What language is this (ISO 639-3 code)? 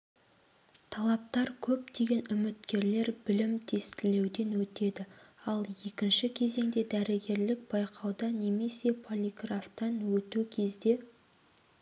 kaz